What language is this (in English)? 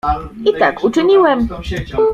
Polish